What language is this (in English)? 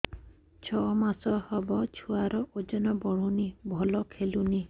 Odia